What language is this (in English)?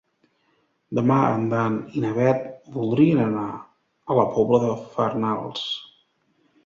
Catalan